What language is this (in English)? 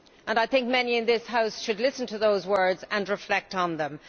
English